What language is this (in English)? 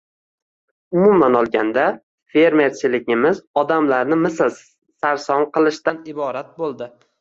Uzbek